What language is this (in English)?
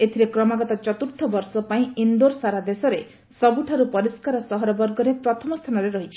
Odia